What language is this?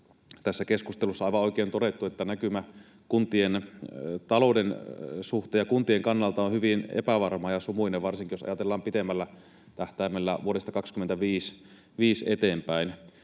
Finnish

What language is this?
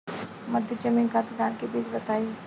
Bhojpuri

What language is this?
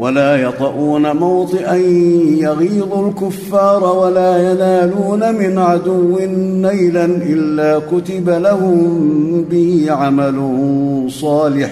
Arabic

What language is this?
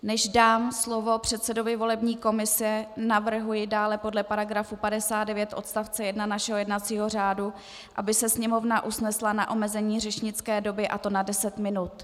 Czech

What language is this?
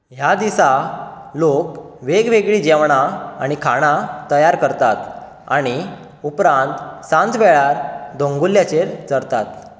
Konkani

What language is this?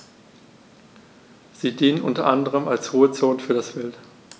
German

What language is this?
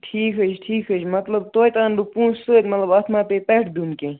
Kashmiri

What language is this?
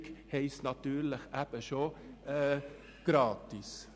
Swiss German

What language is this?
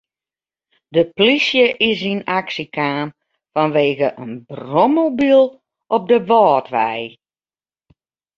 Western Frisian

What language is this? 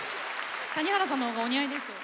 Japanese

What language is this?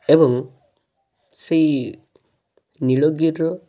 Odia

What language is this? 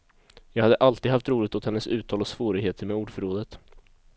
Swedish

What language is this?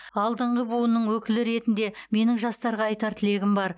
Kazakh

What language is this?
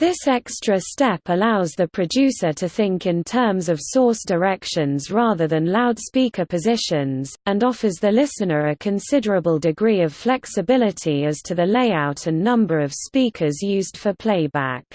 English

